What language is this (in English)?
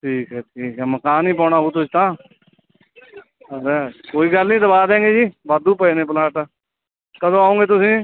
Punjabi